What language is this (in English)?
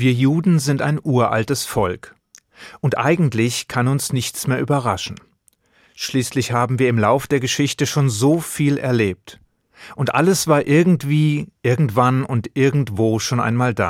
German